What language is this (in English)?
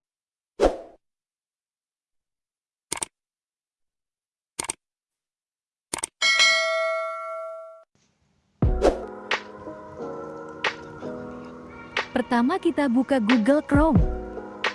Indonesian